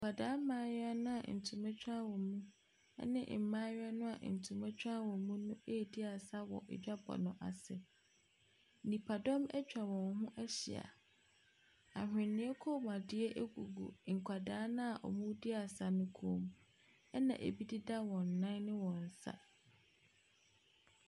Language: Akan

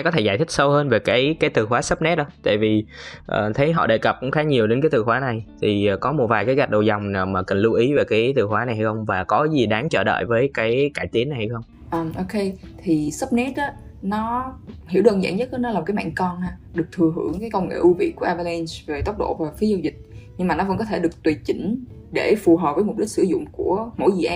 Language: Vietnamese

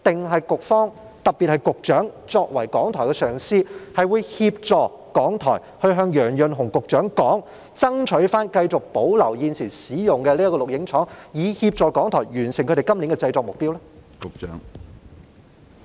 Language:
Cantonese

